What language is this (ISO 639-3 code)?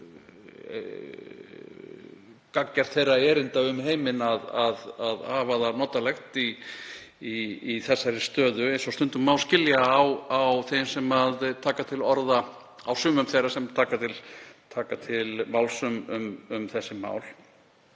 isl